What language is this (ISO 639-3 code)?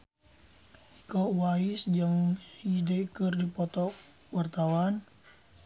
sun